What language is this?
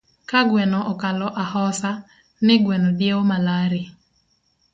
Luo (Kenya and Tanzania)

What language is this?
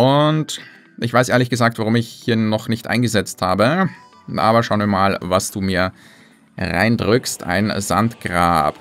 German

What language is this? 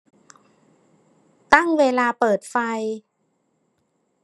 Thai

